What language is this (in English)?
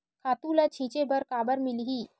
Chhattisgarhi